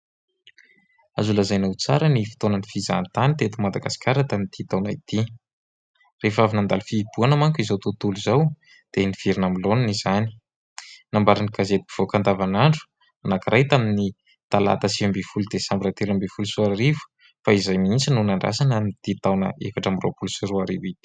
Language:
Malagasy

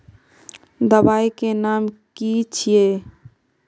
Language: Magahi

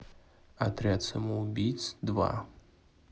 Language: Russian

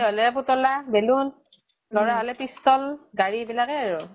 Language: Assamese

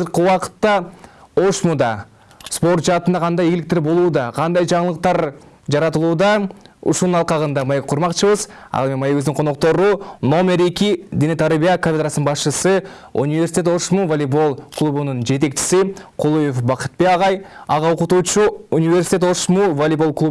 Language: Turkish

